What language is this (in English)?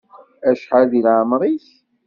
Kabyle